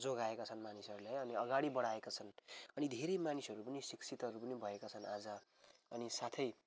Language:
Nepali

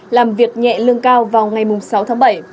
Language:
Vietnamese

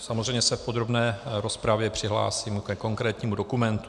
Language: Czech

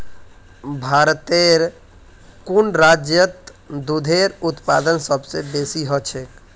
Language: Magahi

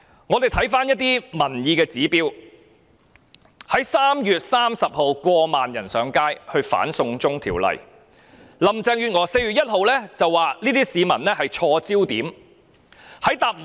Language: Cantonese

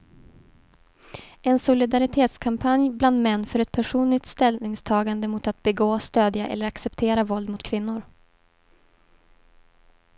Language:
Swedish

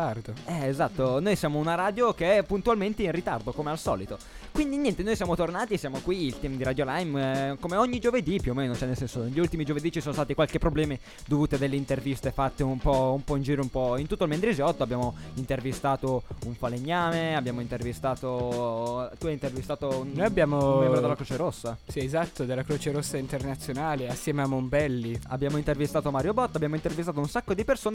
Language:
Italian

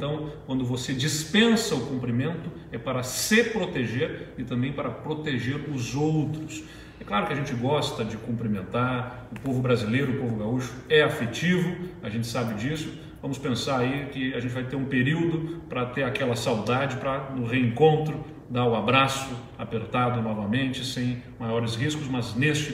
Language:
Portuguese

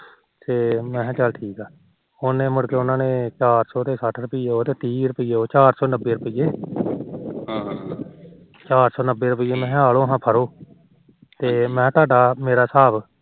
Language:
Punjabi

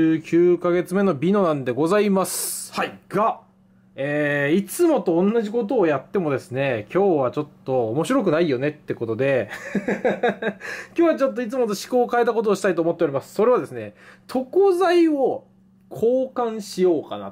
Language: Japanese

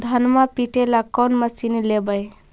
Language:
Magahi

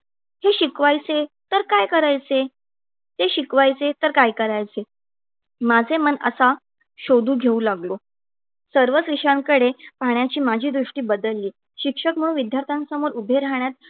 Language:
Marathi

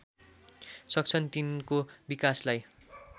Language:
Nepali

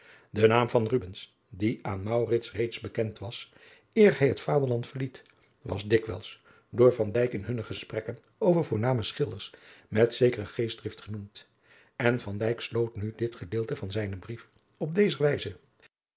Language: Dutch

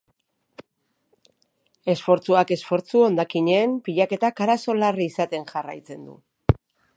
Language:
Basque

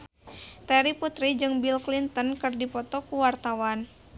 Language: Sundanese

